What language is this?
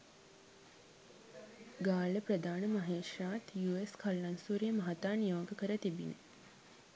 Sinhala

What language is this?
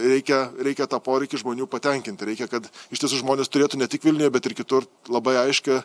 Lithuanian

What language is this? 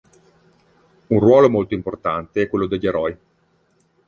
Italian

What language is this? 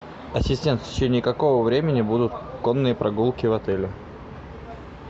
Russian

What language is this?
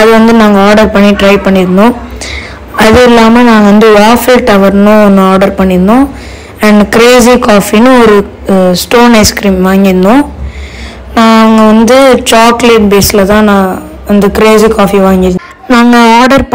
Tamil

